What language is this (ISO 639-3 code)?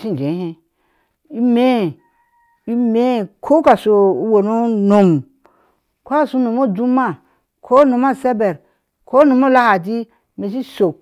ahs